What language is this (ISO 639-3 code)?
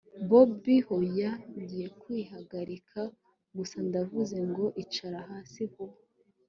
kin